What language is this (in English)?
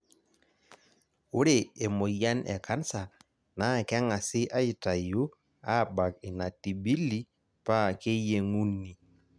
Masai